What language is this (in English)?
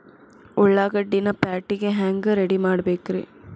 Kannada